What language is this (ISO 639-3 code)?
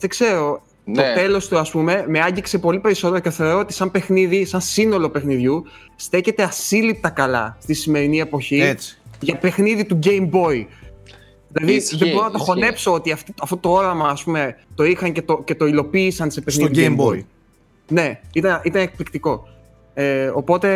ell